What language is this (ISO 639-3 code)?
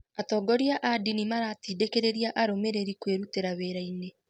kik